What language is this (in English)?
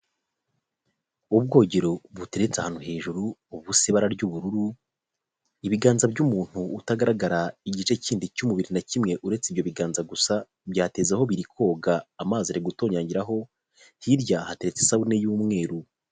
Kinyarwanda